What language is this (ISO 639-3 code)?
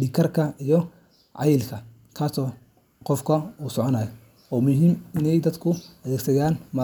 som